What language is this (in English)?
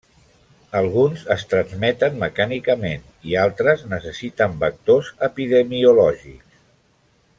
Catalan